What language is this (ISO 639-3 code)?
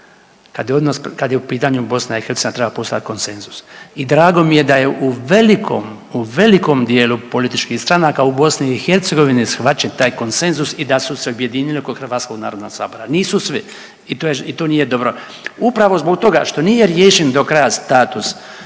hrv